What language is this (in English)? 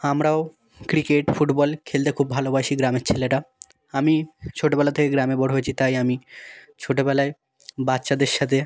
Bangla